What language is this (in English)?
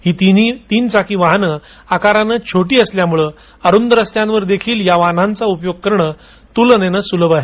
Marathi